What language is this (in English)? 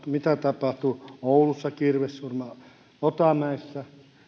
Finnish